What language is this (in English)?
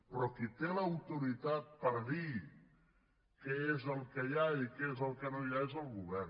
Catalan